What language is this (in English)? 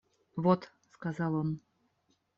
Russian